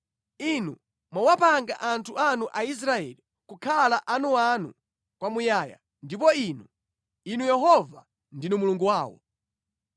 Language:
Nyanja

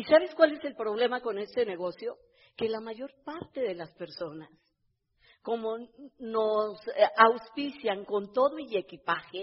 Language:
Spanish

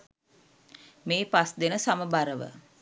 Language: Sinhala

